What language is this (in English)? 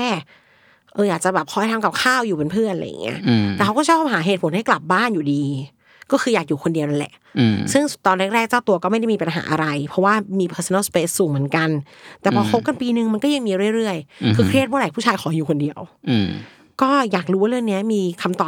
Thai